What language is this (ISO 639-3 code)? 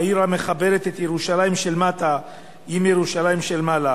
heb